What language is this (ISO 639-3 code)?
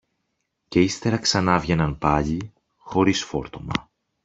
ell